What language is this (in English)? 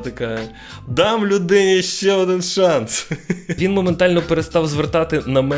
Ukrainian